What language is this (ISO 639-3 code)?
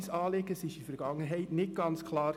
gsw